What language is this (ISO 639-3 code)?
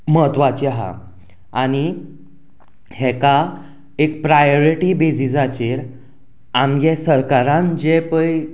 kok